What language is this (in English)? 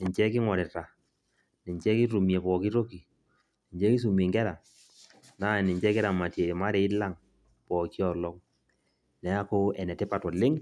Masai